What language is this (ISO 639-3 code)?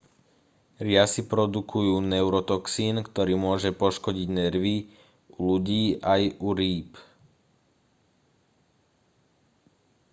slk